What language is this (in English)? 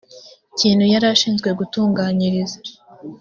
Kinyarwanda